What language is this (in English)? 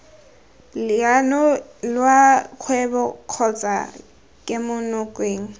Tswana